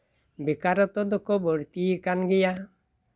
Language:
Santali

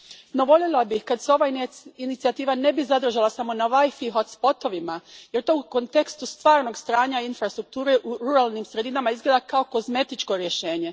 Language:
Croatian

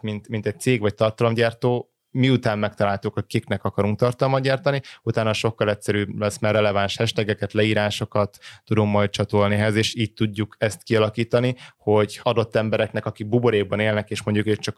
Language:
Hungarian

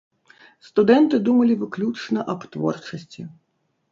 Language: Belarusian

